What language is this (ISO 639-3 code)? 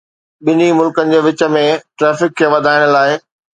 snd